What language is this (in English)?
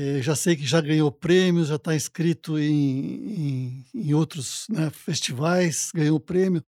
Portuguese